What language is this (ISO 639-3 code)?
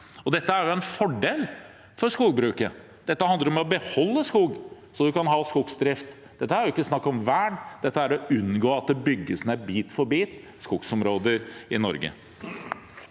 nor